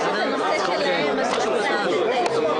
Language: Hebrew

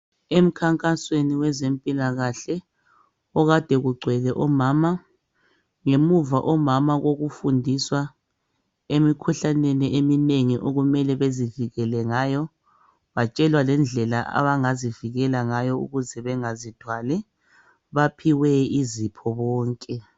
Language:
North Ndebele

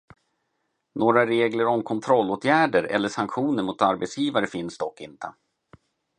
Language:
Swedish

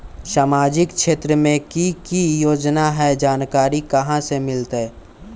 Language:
Magahi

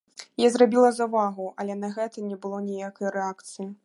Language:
Belarusian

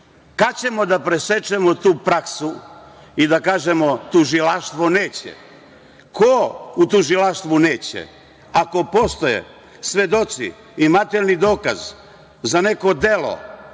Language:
Serbian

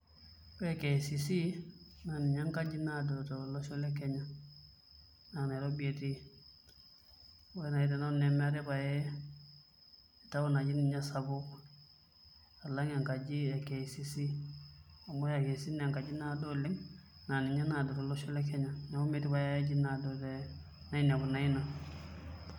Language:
Masai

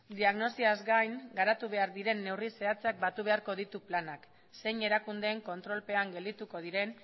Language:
Basque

